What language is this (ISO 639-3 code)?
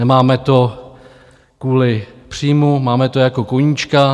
ces